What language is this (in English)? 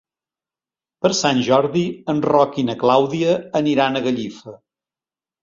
Catalan